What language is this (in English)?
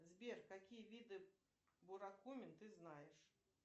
Russian